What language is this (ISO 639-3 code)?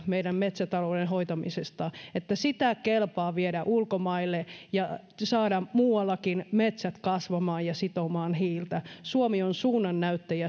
fin